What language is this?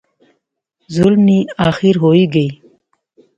Pahari-Potwari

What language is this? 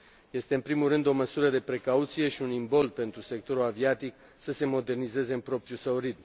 Romanian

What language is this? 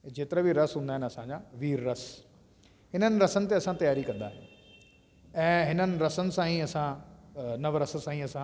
Sindhi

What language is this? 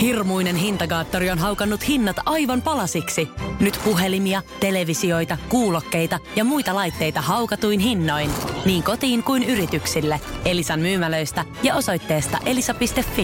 Finnish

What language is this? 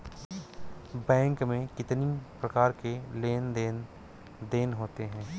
Hindi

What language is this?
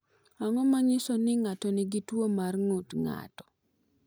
Luo (Kenya and Tanzania)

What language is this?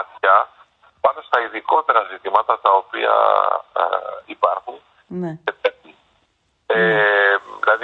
Greek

